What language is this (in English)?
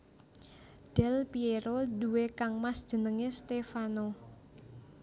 Javanese